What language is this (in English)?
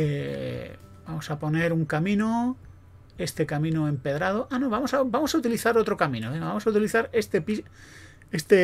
Spanish